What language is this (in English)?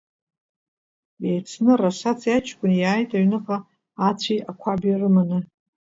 Abkhazian